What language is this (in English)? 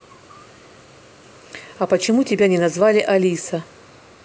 Russian